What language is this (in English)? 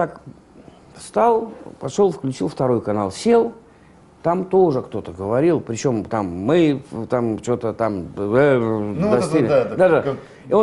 Russian